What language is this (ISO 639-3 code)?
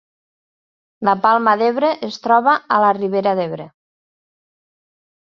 cat